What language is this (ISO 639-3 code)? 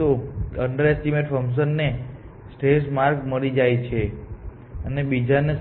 guj